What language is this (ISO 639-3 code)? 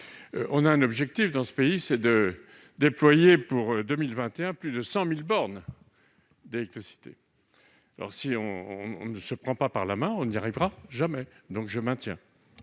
fra